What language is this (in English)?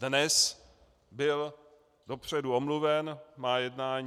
Czech